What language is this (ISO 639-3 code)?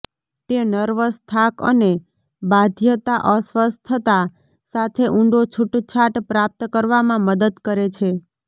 guj